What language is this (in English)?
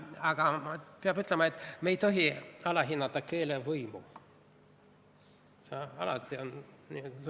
Estonian